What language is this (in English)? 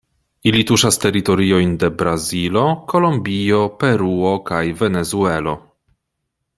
Esperanto